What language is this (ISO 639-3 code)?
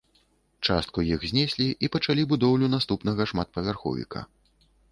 bel